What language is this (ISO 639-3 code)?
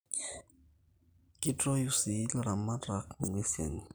mas